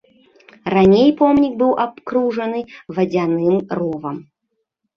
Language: Belarusian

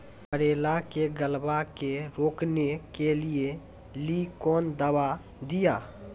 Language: Maithili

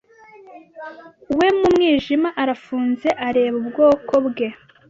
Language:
Kinyarwanda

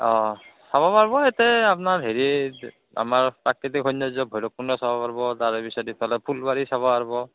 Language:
Assamese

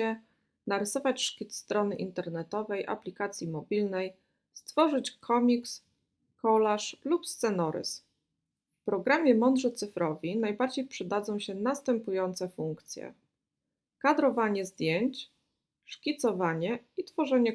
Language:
Polish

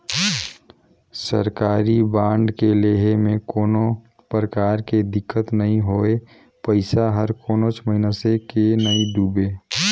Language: Chhattisgarhi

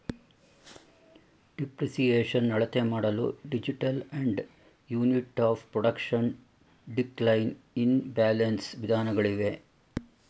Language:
Kannada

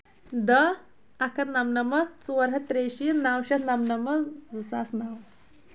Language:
Kashmiri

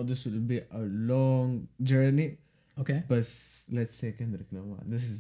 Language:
Arabic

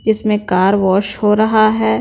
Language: Hindi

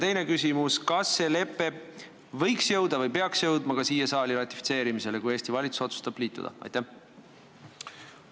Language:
Estonian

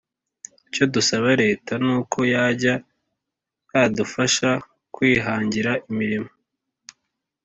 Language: Kinyarwanda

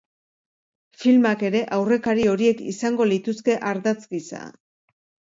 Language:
Basque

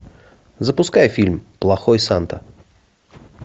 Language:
Russian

